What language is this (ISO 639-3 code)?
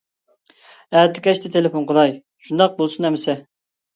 uig